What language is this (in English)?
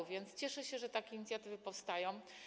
Polish